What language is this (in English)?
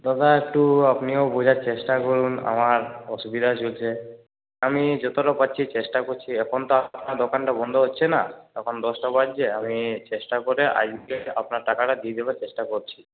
Bangla